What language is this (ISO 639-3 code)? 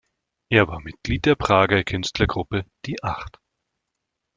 deu